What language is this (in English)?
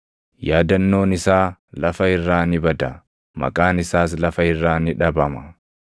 Oromo